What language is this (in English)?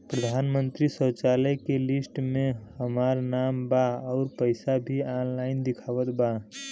Bhojpuri